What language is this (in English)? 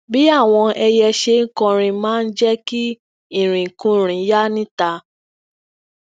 Yoruba